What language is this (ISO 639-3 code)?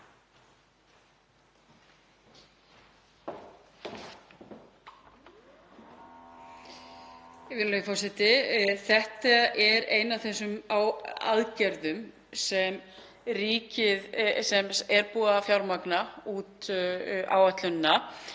isl